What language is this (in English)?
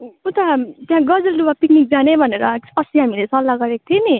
Nepali